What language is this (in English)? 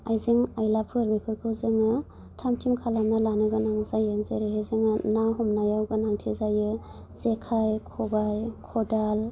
Bodo